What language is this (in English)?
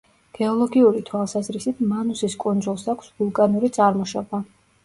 Georgian